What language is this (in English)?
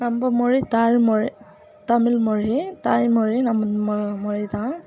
Tamil